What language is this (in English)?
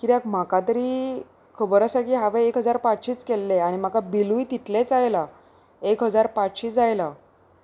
Konkani